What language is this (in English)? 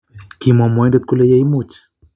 Kalenjin